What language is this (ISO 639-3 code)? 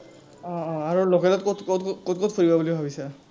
asm